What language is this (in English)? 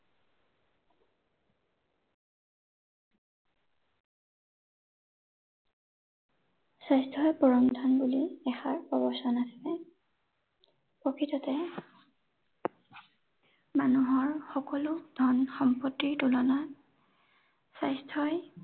Assamese